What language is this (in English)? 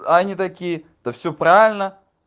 Russian